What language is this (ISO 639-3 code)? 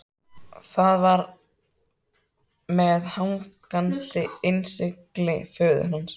isl